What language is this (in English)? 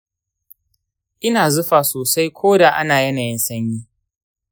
Hausa